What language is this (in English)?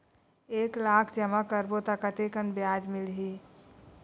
Chhattisgarhi